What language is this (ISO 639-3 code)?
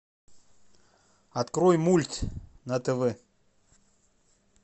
rus